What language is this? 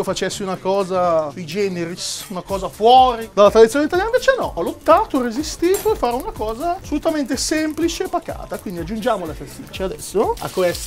Italian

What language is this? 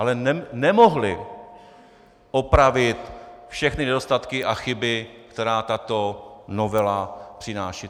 Czech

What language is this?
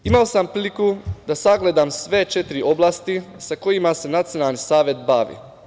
Serbian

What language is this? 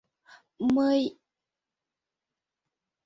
Mari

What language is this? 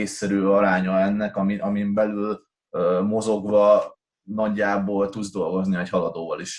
Hungarian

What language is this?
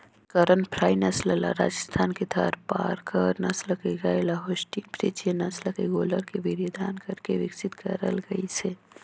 Chhattisgarhi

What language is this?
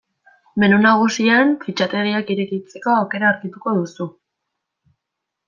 Basque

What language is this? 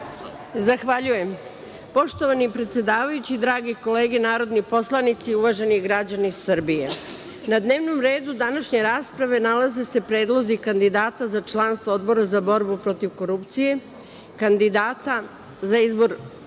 Serbian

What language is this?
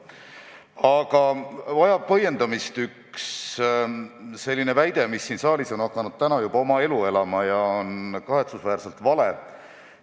Estonian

